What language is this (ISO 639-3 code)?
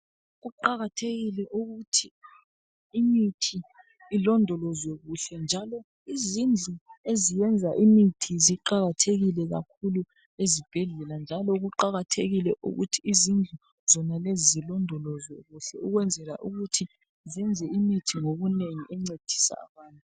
nde